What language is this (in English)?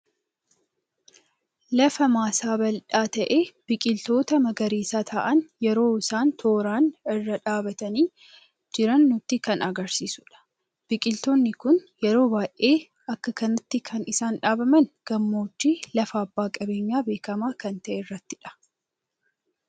Oromo